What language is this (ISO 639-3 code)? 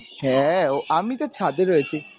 ben